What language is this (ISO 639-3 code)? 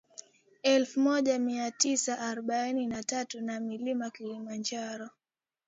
swa